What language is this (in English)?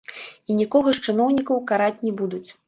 Belarusian